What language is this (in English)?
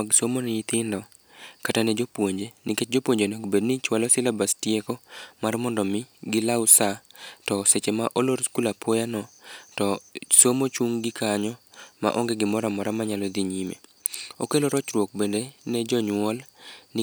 Luo (Kenya and Tanzania)